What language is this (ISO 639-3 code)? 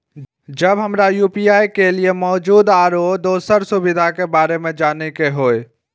mai